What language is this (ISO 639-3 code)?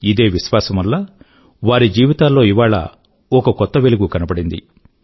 tel